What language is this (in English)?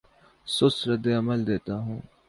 Urdu